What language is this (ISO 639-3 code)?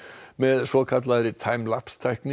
isl